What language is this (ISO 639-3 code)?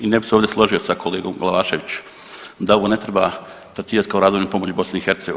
hrv